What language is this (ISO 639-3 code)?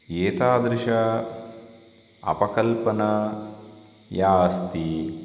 san